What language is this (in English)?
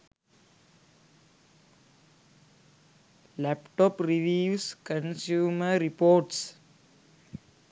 Sinhala